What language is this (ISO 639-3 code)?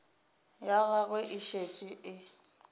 nso